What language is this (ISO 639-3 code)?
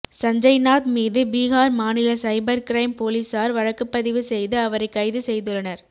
tam